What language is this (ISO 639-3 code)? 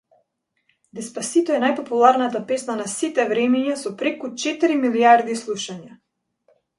mkd